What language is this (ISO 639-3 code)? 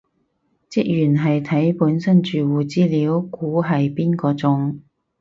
yue